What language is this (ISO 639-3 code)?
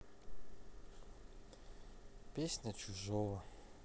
rus